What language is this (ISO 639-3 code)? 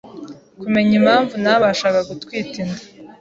kin